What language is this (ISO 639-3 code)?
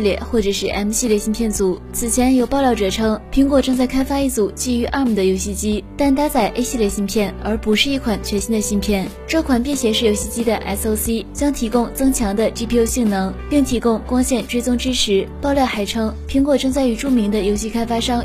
zho